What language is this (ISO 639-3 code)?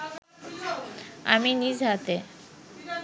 ben